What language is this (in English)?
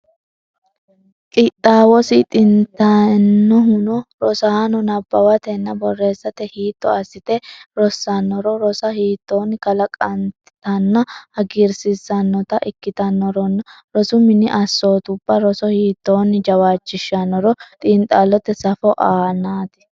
Sidamo